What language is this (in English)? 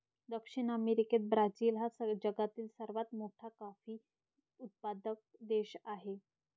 Marathi